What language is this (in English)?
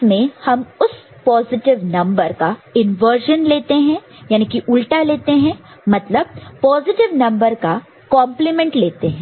Hindi